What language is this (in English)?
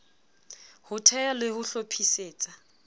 Southern Sotho